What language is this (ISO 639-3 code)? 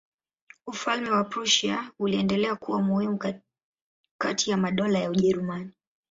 swa